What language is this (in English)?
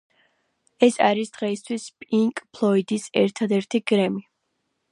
Georgian